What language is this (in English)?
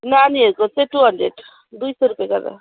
Nepali